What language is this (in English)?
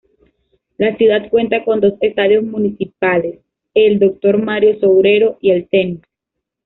Spanish